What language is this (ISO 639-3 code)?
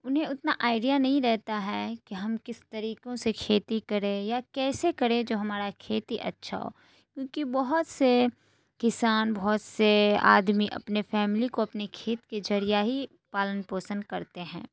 urd